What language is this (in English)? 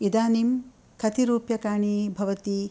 Sanskrit